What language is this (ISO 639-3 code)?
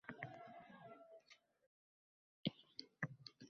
uzb